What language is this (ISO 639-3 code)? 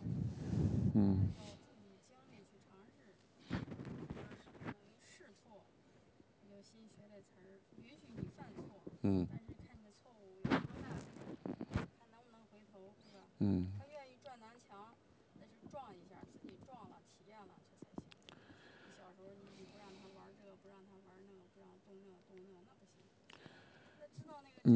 zho